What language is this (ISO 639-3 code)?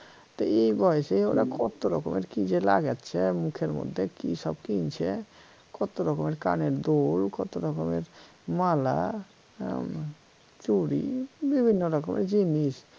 ben